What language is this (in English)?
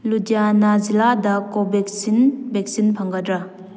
Manipuri